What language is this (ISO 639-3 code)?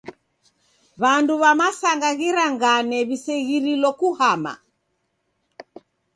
dav